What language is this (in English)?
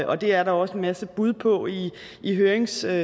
Danish